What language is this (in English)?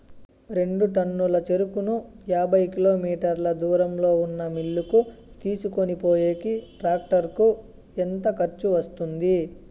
Telugu